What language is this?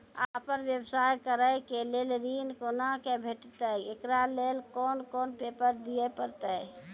Maithili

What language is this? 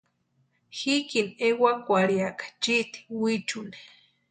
Western Highland Purepecha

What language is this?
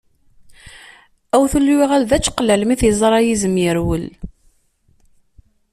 Kabyle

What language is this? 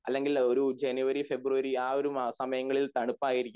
Malayalam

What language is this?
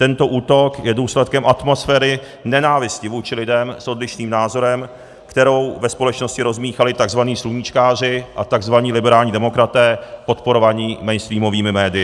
Czech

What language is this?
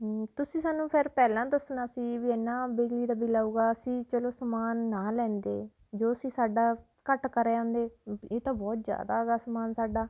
Punjabi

